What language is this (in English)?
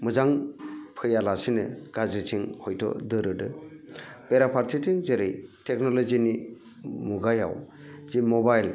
Bodo